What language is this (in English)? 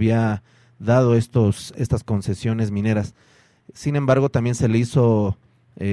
Spanish